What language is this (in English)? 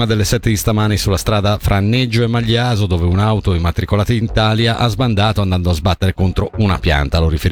Italian